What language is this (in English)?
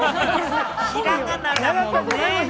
Japanese